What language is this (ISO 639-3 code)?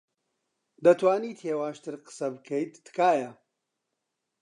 ckb